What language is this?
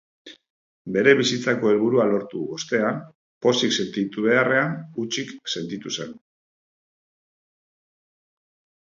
Basque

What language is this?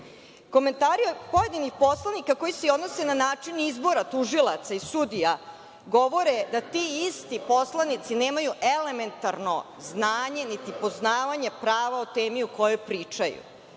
Serbian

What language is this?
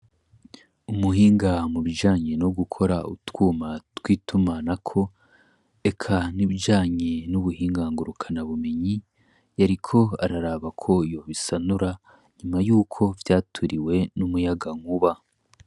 Rundi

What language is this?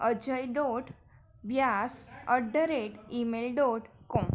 Gujarati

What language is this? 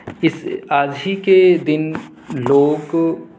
Urdu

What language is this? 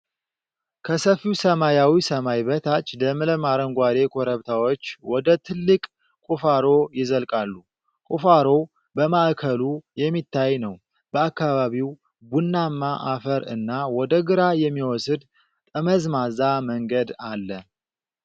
Amharic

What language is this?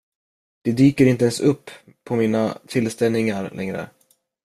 Swedish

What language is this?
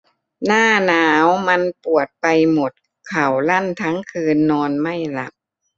Thai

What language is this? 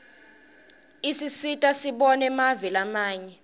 Swati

